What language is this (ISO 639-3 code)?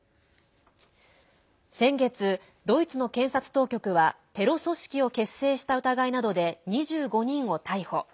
jpn